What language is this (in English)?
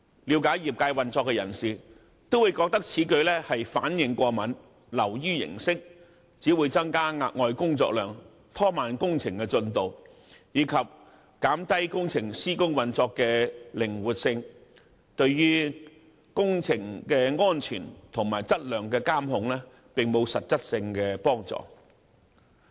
Cantonese